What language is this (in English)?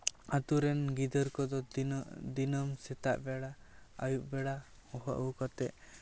Santali